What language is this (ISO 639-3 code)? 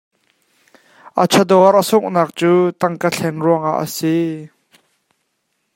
cnh